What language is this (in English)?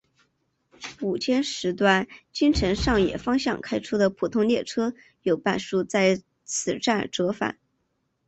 Chinese